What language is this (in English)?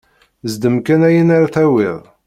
Kabyle